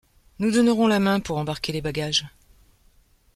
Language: French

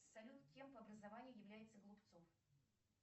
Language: Russian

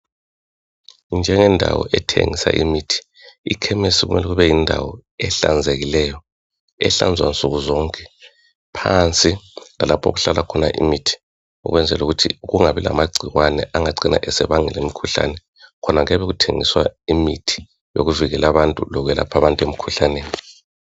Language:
North Ndebele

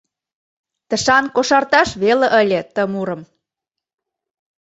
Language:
Mari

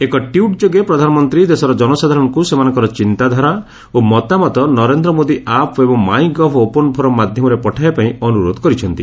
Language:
Odia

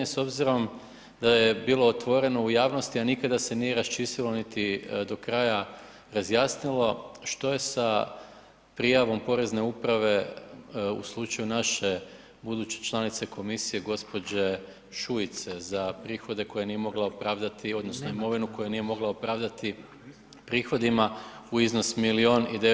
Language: Croatian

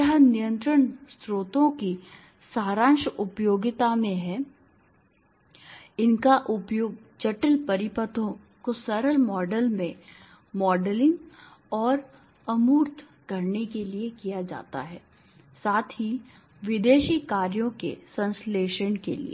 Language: Hindi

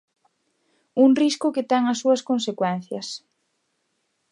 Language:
Galician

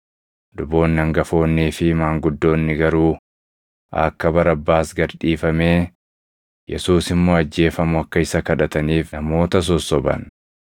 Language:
Oromo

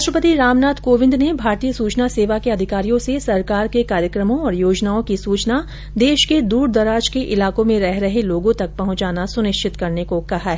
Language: Hindi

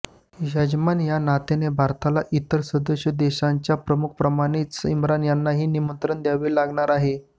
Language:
Marathi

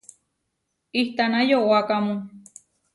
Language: Huarijio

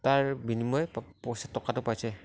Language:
Assamese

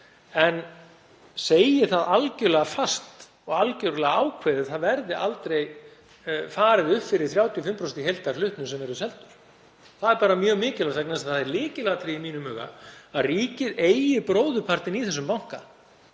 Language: Icelandic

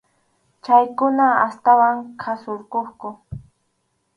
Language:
Arequipa-La Unión Quechua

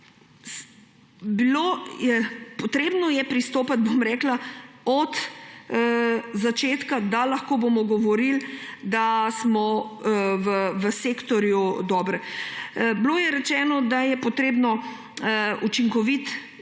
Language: Slovenian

